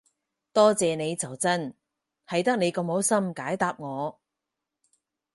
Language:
Cantonese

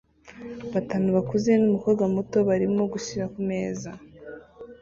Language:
Kinyarwanda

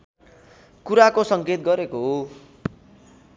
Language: Nepali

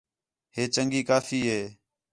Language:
Khetrani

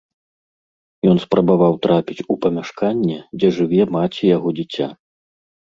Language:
Belarusian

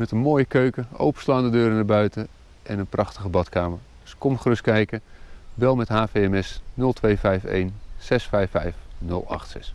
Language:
Dutch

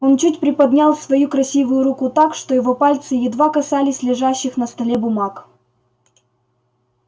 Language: Russian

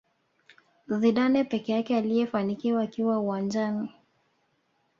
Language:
Swahili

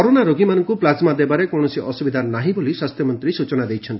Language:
Odia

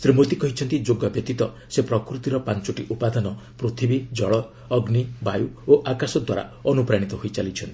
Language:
Odia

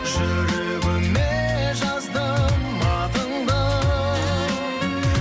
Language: Kazakh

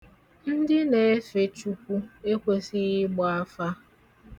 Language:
Igbo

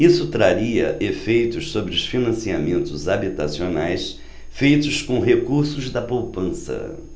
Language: Portuguese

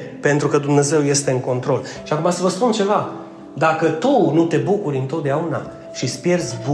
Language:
Romanian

